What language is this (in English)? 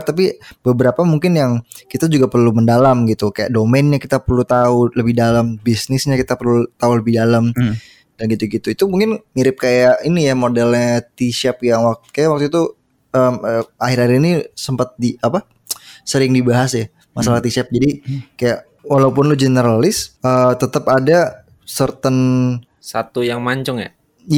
Indonesian